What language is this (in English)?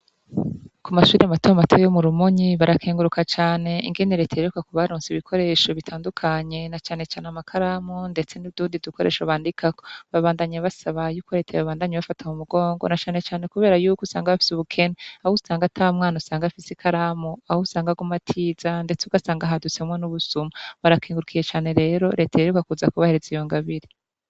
Rundi